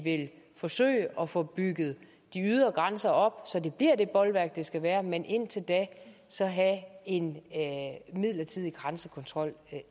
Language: Danish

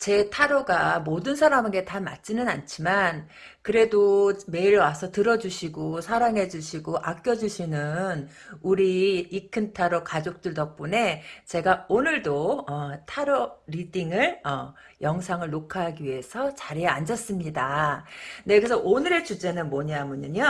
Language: Korean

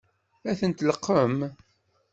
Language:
Kabyle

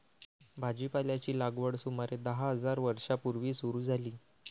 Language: Marathi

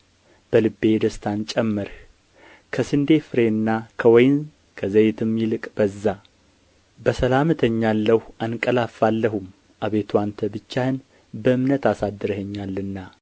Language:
Amharic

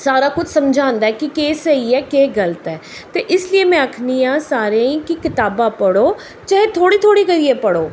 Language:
Dogri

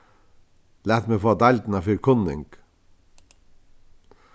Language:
Faroese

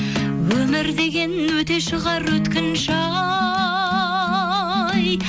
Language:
Kazakh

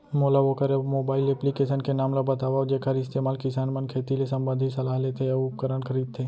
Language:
Chhattisgarhi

